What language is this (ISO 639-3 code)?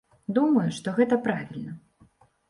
bel